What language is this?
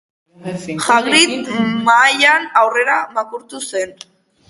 Basque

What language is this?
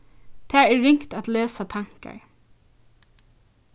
Faroese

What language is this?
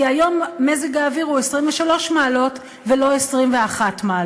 Hebrew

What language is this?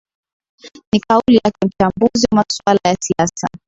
Swahili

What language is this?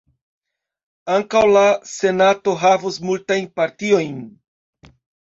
Esperanto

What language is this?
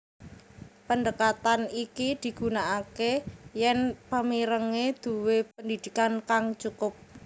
Javanese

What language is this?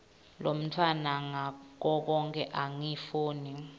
Swati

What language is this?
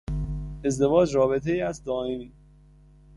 Persian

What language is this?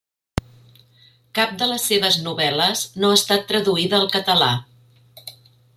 Catalan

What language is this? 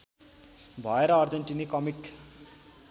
Nepali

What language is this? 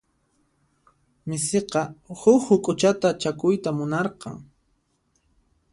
Puno Quechua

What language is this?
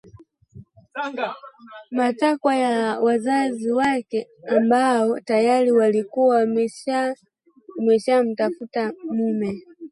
Swahili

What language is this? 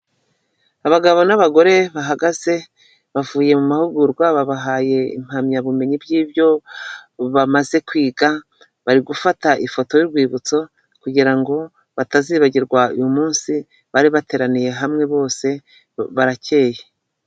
Kinyarwanda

